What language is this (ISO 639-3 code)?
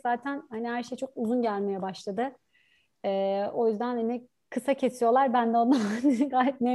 tur